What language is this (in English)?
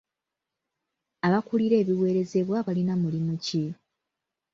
Ganda